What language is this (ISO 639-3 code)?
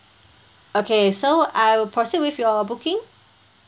eng